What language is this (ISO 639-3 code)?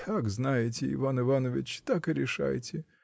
rus